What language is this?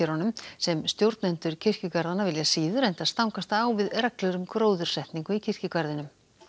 Icelandic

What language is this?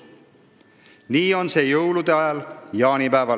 Estonian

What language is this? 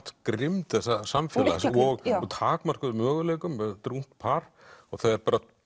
Icelandic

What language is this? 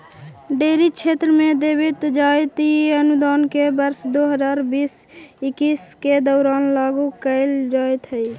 Magahi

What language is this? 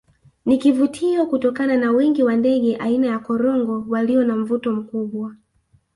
Swahili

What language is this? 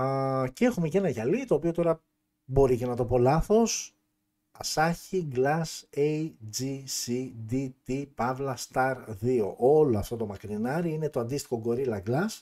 Greek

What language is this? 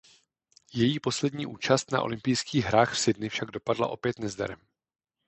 Czech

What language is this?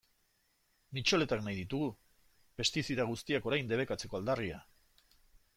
Basque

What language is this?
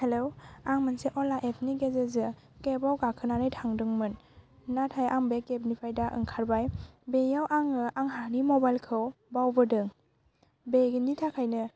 Bodo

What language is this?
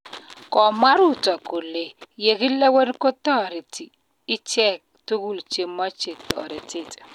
Kalenjin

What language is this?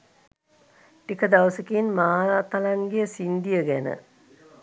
Sinhala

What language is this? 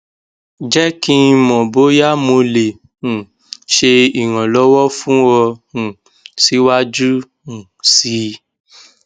Yoruba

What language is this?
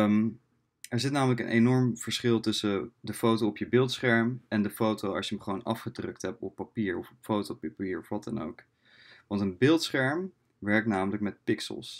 Dutch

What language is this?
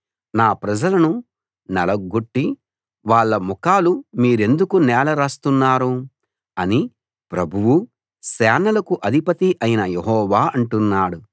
Telugu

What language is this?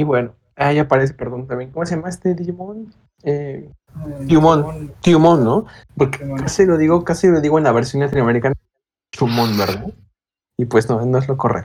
Spanish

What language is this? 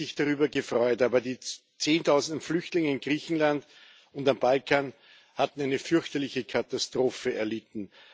German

